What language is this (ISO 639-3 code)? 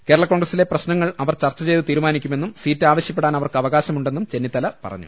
mal